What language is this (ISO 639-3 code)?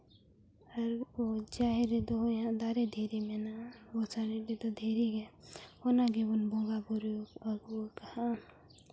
sat